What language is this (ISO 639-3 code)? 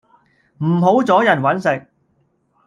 yue